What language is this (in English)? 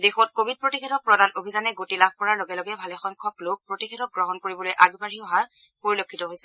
Assamese